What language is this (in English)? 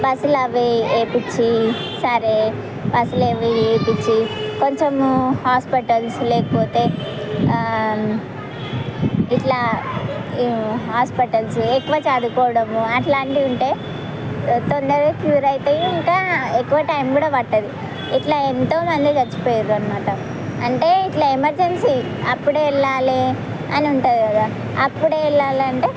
Telugu